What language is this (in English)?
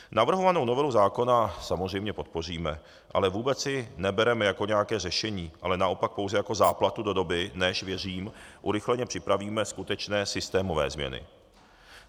Czech